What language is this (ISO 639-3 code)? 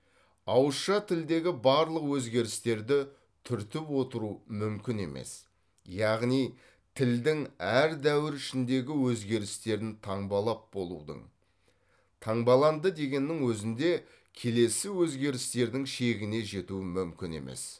kaz